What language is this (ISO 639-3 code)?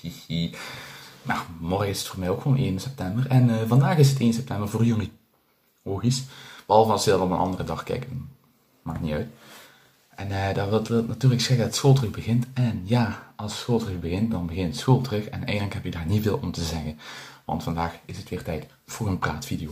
nld